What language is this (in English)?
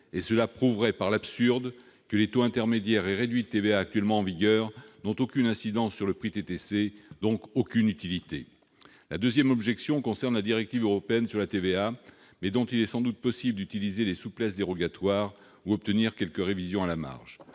French